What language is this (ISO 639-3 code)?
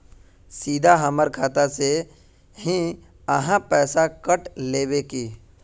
mag